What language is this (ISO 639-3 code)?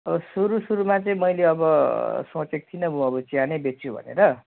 nep